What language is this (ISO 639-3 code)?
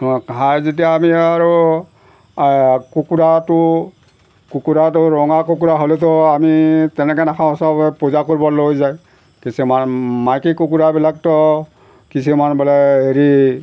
asm